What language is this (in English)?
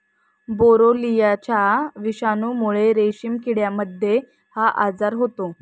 Marathi